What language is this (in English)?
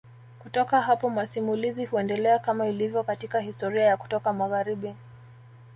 Swahili